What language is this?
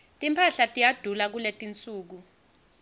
Swati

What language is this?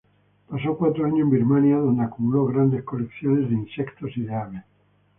Spanish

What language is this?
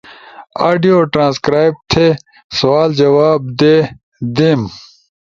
Ushojo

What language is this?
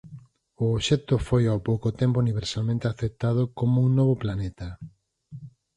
Galician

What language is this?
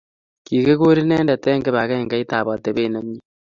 Kalenjin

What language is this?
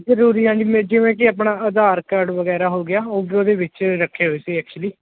Punjabi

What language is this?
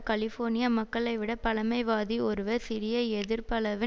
Tamil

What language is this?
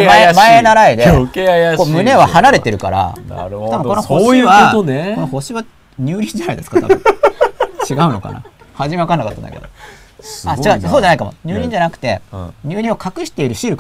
Japanese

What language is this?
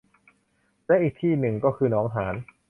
Thai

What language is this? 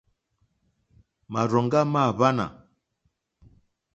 Mokpwe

